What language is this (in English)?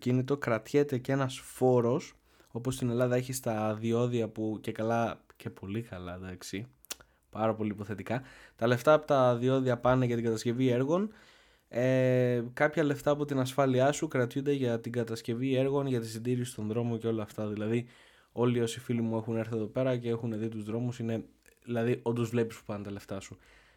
Greek